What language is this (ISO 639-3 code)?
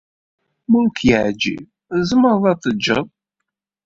kab